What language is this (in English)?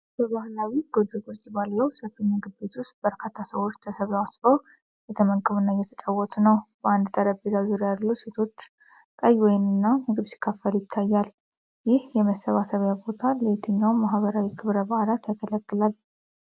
Amharic